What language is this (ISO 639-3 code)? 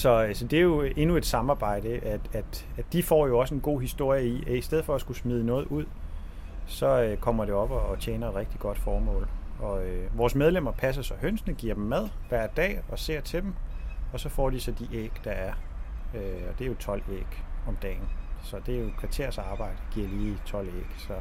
dan